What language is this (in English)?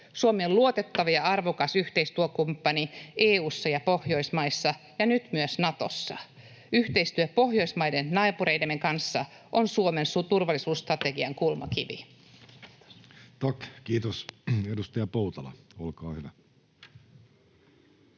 Finnish